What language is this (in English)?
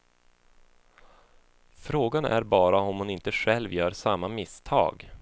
Swedish